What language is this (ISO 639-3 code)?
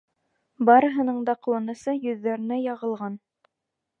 bak